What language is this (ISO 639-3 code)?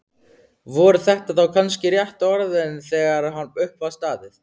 isl